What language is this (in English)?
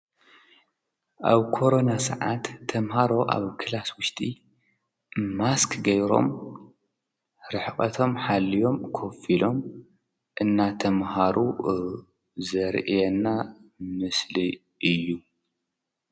Tigrinya